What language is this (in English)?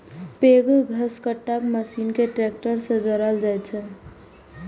Maithili